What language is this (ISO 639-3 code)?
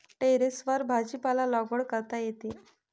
mar